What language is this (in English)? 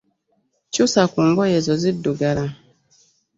Ganda